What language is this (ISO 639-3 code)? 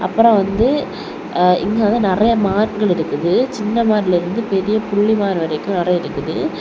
tam